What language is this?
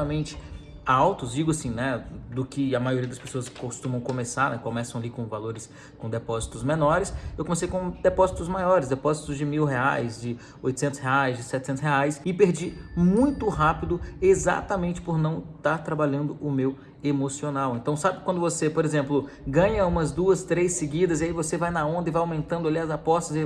Portuguese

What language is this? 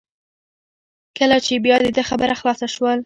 Pashto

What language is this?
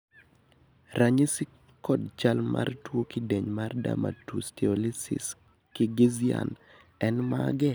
Luo (Kenya and Tanzania)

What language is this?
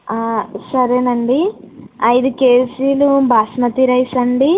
Telugu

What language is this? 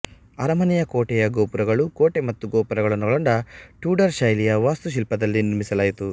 Kannada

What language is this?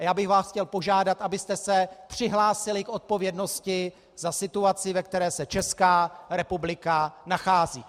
Czech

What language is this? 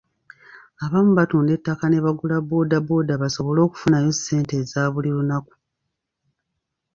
Ganda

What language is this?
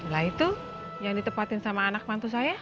Indonesian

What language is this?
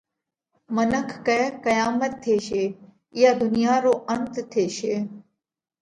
Parkari Koli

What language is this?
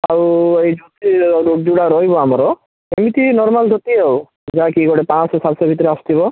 Odia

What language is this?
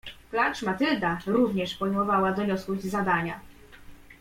Polish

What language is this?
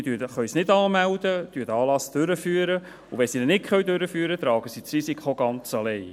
Swiss German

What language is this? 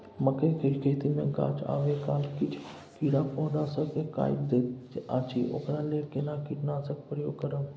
Maithili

